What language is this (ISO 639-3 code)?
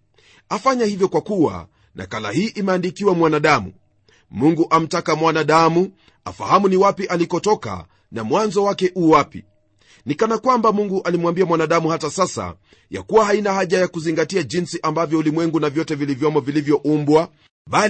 swa